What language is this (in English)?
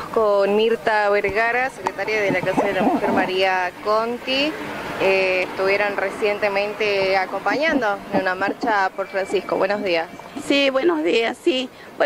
Spanish